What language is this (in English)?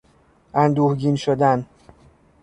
Persian